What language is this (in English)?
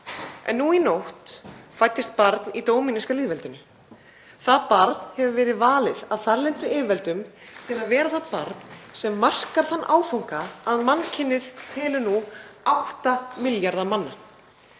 Icelandic